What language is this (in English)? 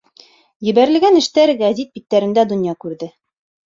Bashkir